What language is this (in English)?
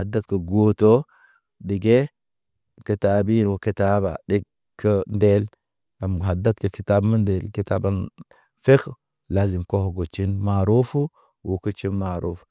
Naba